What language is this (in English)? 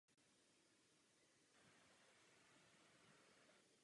Czech